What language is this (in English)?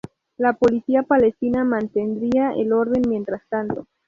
Spanish